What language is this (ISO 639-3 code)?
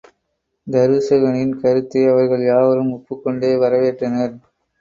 tam